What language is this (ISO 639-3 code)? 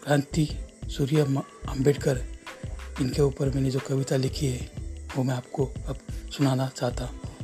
hin